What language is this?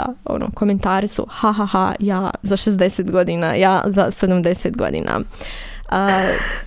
Croatian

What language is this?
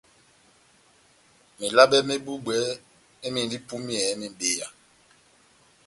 Batanga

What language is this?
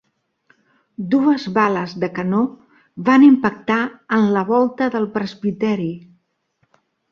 Catalan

